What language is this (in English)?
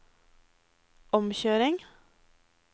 Norwegian